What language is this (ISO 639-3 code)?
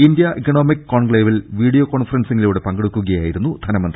mal